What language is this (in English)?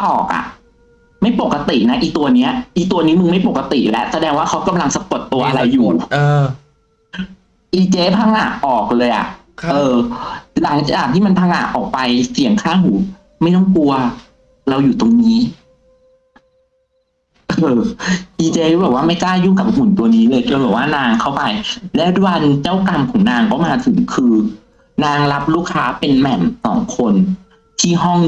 Thai